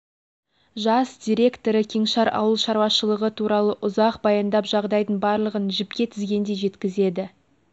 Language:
Kazakh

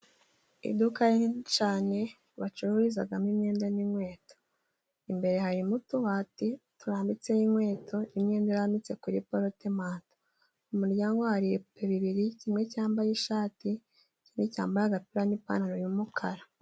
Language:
Kinyarwanda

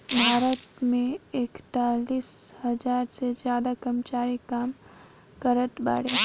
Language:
Bhojpuri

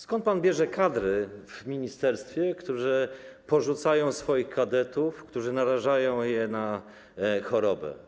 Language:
Polish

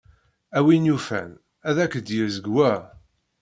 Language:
Kabyle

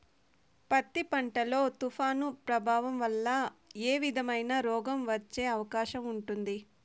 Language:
Telugu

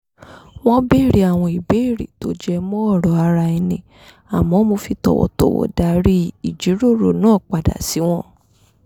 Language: Yoruba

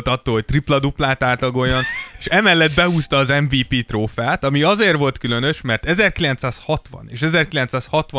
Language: Hungarian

